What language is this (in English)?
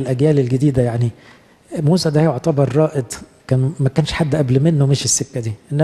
Arabic